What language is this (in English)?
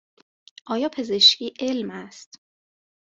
Persian